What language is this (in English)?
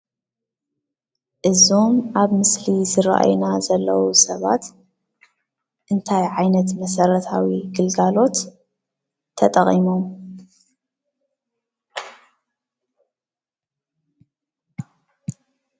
Tigrinya